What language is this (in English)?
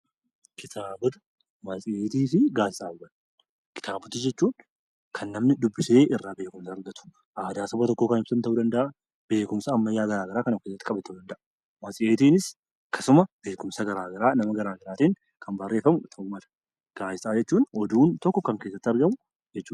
Oromo